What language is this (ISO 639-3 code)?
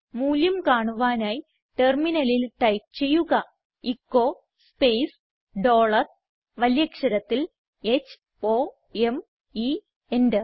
mal